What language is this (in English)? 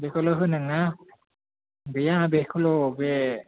Bodo